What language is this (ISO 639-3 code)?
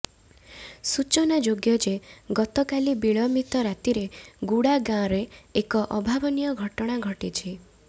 ori